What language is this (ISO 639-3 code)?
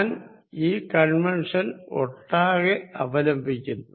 mal